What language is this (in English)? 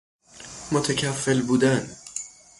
Persian